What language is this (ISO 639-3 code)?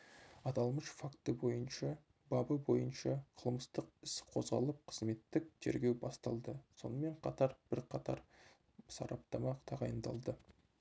kaz